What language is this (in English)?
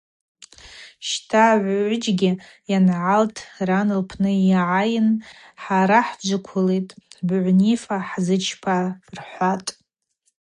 Abaza